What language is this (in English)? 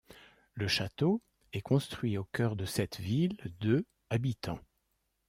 French